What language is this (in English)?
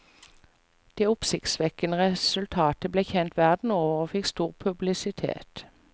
Norwegian